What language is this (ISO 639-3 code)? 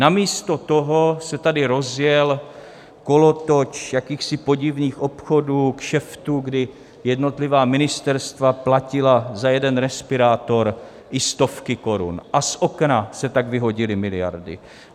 ces